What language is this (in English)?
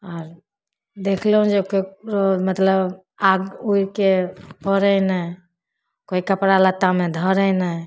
Maithili